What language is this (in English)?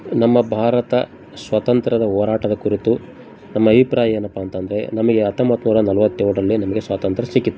Kannada